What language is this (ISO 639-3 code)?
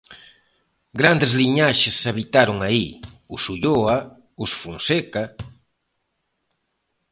glg